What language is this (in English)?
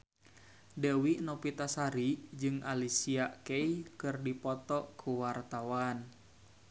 Sundanese